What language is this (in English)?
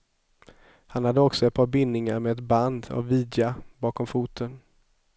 Swedish